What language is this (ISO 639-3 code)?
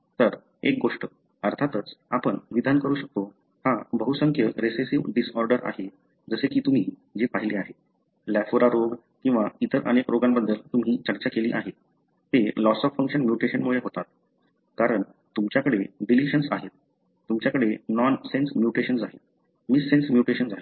mar